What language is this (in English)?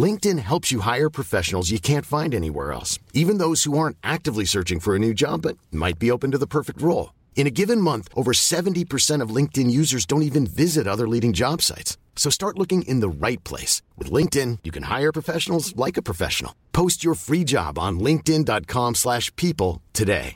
Filipino